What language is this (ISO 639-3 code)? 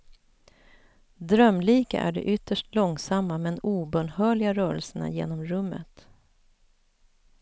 swe